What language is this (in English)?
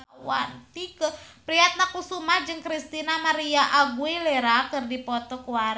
Sundanese